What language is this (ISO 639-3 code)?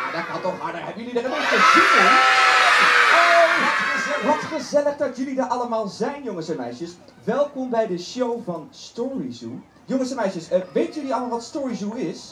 nld